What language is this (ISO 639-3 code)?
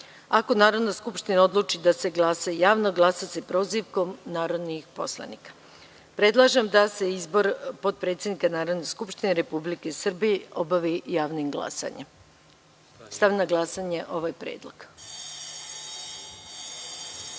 srp